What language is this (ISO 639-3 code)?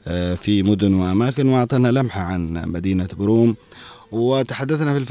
ara